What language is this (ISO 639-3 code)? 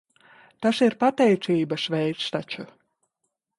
lav